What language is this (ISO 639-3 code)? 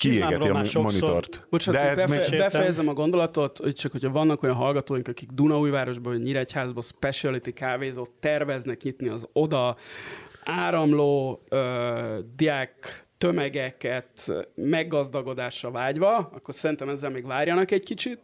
hun